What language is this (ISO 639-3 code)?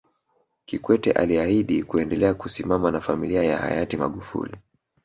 swa